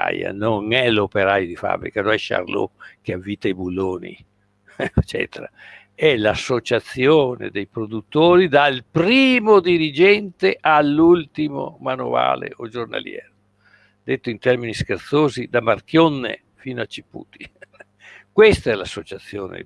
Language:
Italian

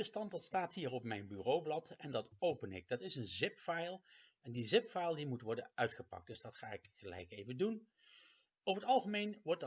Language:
Dutch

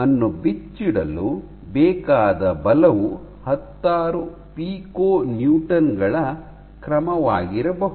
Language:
Kannada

